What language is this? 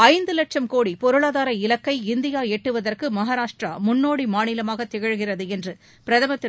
Tamil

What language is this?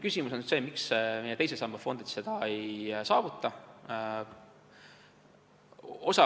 Estonian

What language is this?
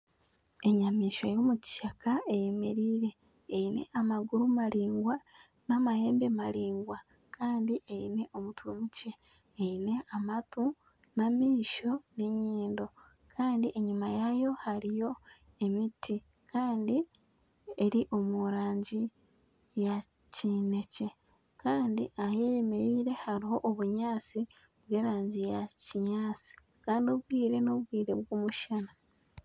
Nyankole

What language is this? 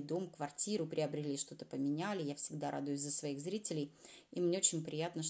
Russian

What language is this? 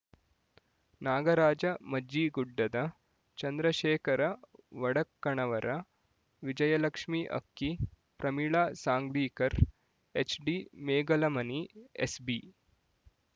Kannada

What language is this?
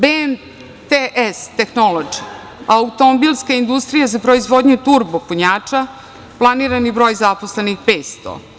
Serbian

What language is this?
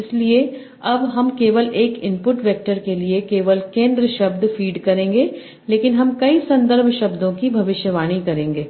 Hindi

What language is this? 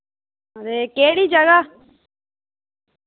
Dogri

